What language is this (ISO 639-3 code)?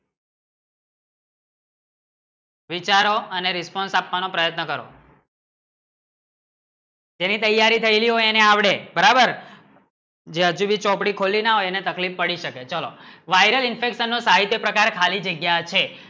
guj